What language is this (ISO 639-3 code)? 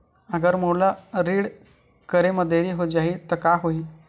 hne